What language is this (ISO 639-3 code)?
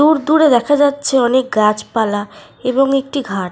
ben